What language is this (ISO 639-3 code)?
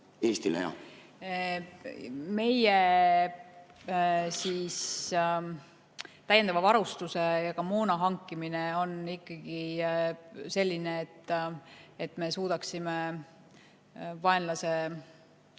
est